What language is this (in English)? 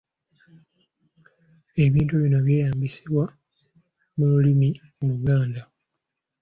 Ganda